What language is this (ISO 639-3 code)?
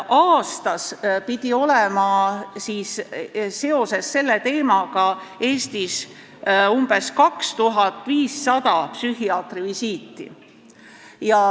est